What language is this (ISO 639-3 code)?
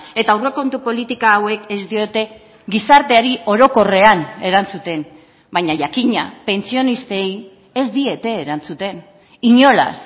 eus